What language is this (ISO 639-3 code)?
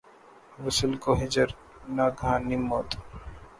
urd